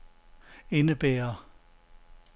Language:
Danish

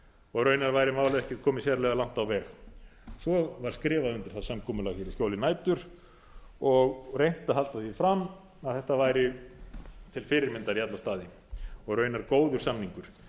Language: Icelandic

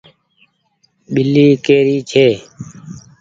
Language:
Goaria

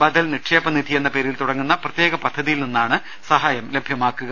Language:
Malayalam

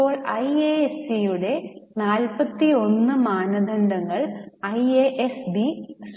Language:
Malayalam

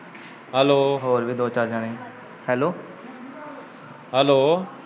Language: Punjabi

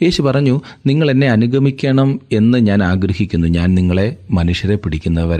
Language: Malayalam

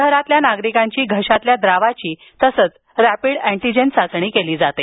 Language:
Marathi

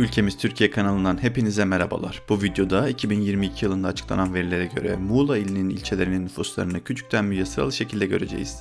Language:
Turkish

